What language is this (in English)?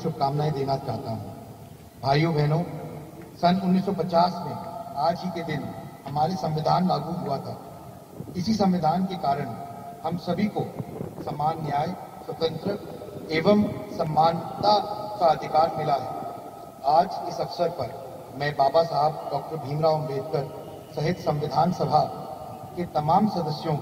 Hindi